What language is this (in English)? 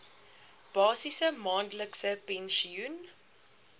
Afrikaans